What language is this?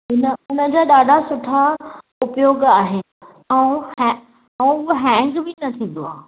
Sindhi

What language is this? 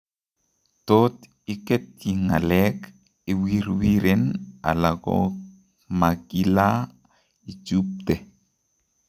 Kalenjin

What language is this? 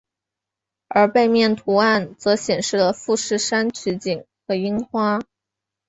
Chinese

